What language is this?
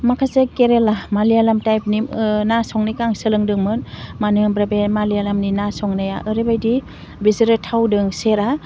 Bodo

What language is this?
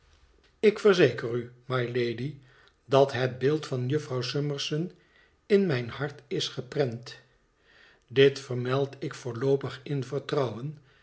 Dutch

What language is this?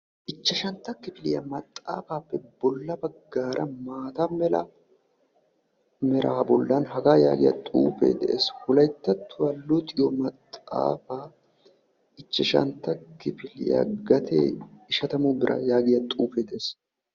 Wolaytta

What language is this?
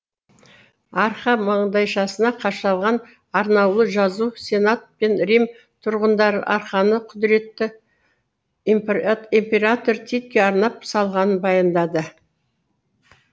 Kazakh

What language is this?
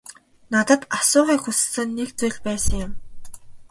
Mongolian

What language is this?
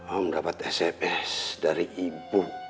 Indonesian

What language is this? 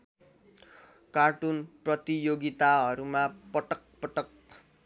Nepali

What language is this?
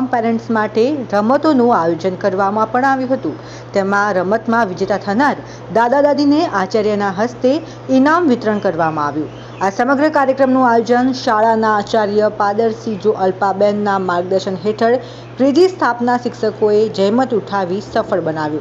Gujarati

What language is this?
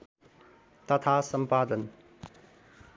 Nepali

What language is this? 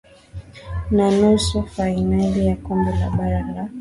Swahili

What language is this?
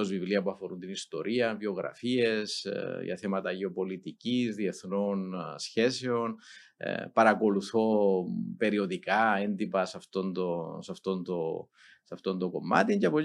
Greek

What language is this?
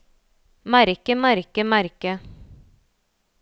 Norwegian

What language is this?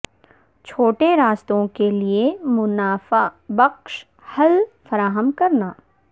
Urdu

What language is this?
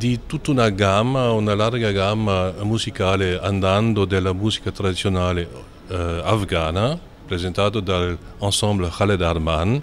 Italian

